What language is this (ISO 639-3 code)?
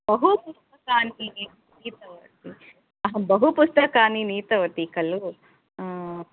san